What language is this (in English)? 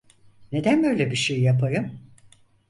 Turkish